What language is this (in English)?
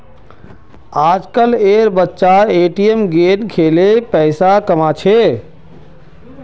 Magahi